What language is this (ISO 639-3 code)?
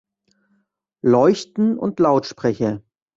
deu